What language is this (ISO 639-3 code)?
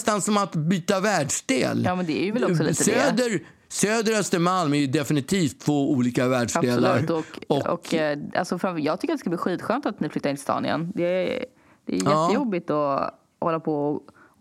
swe